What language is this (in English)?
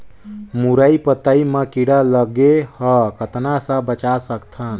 Chhattisgarhi